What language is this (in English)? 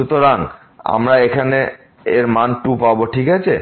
Bangla